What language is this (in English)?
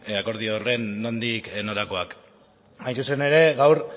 Basque